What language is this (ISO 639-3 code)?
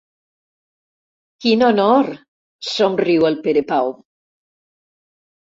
cat